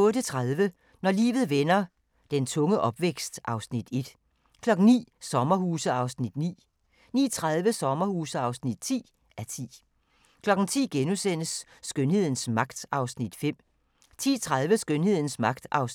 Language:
Danish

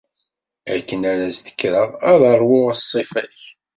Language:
Kabyle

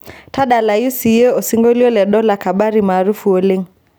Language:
Masai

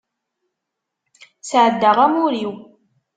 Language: Kabyle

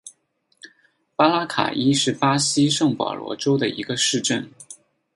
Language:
Chinese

